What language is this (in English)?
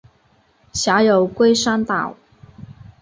Chinese